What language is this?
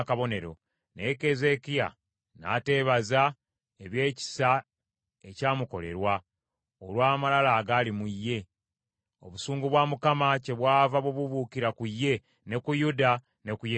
Ganda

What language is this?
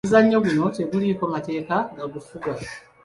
Ganda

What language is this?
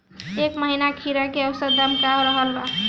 Bhojpuri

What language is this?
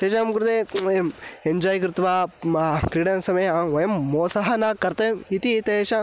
Sanskrit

